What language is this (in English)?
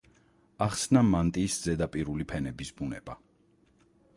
Georgian